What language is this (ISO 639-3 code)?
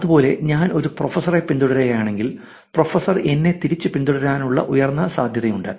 mal